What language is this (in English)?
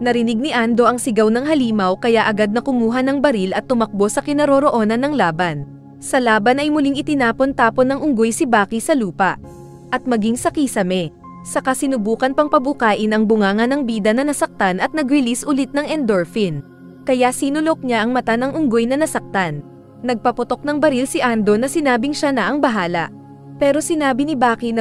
Filipino